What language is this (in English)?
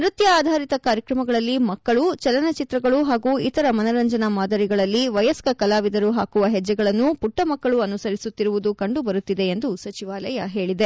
Kannada